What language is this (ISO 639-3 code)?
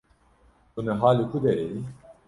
kur